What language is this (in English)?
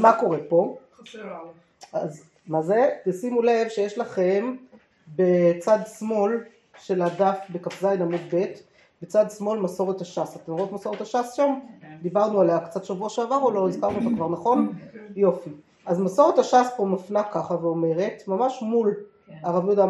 Hebrew